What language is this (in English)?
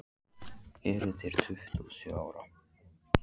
Icelandic